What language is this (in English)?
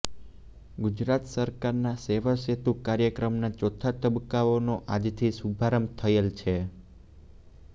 Gujarati